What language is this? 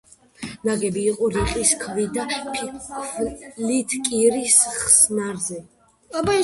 Georgian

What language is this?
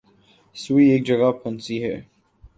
Urdu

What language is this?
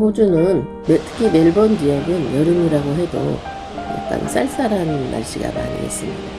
Korean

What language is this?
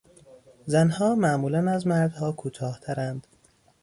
Persian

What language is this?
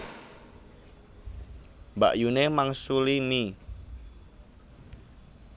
Javanese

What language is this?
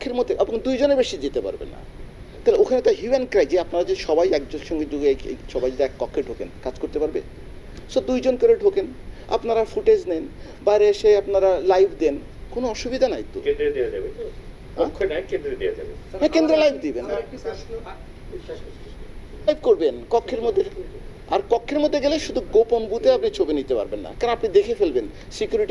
Bangla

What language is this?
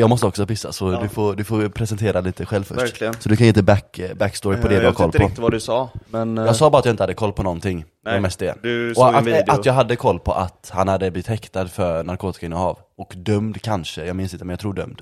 Swedish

